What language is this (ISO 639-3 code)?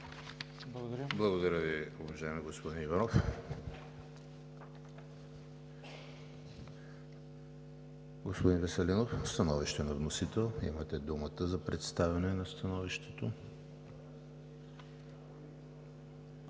bul